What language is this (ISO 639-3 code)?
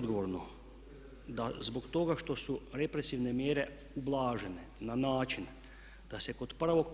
hrv